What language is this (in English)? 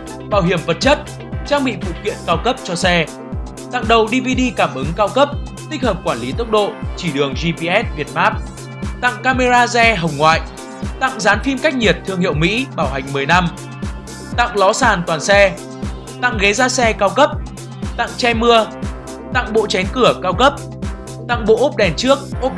Vietnamese